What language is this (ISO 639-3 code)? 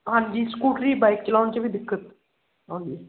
pan